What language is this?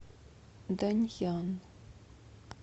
Russian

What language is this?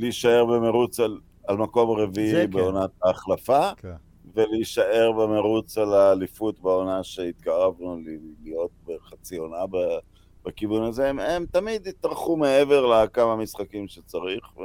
Hebrew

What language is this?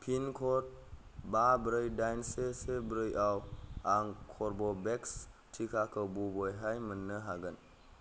Bodo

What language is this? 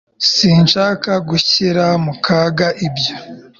Kinyarwanda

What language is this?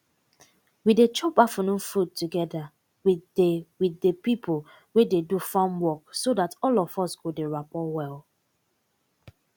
Nigerian Pidgin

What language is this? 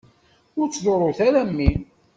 Kabyle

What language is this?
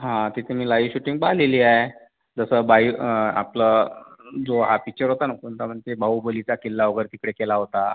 Marathi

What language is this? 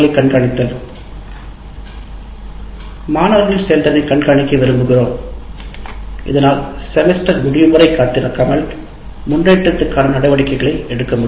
Tamil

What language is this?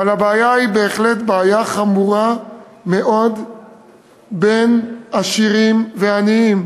Hebrew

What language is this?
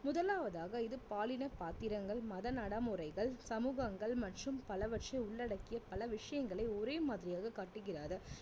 Tamil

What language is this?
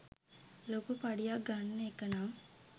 Sinhala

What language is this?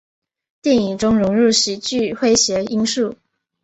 Chinese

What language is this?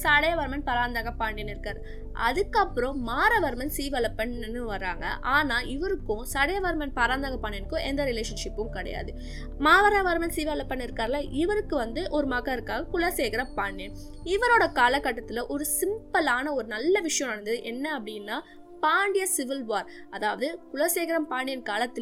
Tamil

